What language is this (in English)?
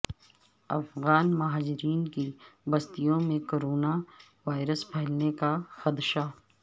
Urdu